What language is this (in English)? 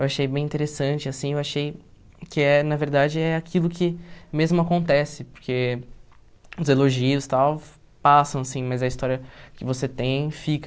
Portuguese